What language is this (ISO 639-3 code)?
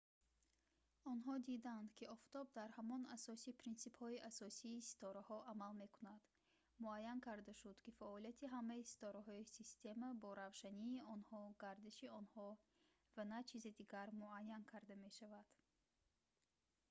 tgk